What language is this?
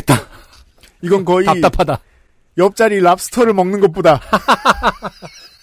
Korean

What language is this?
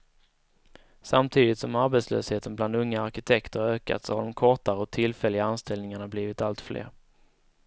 Swedish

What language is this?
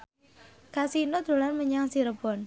Javanese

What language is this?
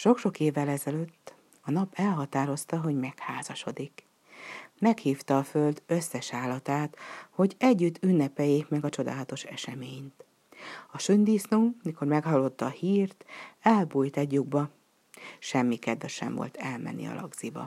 Hungarian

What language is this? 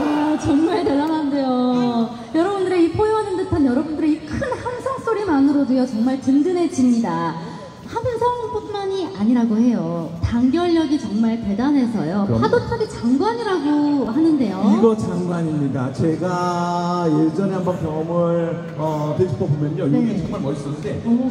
Korean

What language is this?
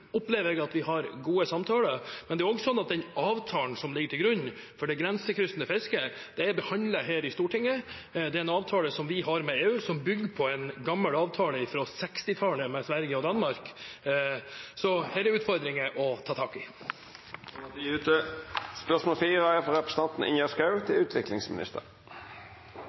Norwegian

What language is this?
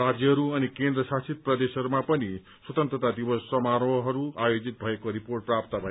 Nepali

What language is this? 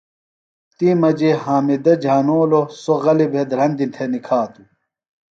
Phalura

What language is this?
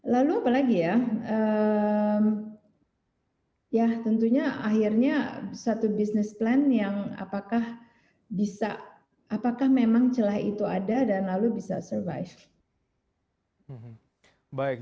Indonesian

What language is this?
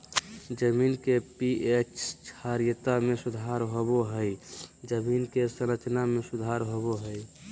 Magahi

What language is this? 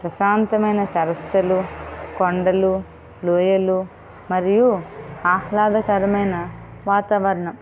Telugu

